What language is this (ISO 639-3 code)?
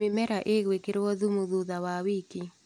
kik